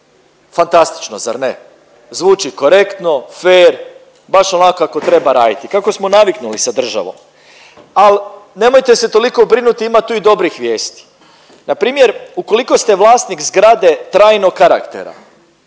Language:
Croatian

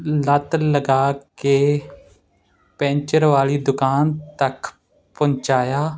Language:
Punjabi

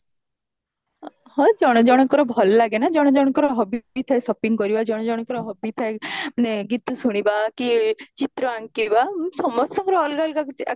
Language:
Odia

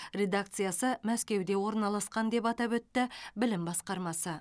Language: Kazakh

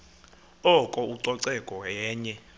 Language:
Xhosa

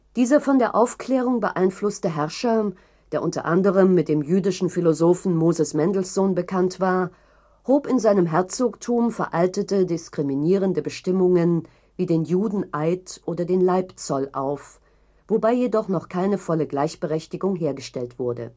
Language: German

